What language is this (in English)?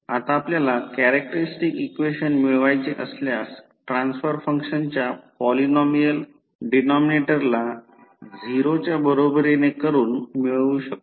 Marathi